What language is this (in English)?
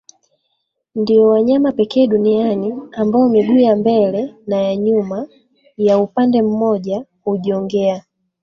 Swahili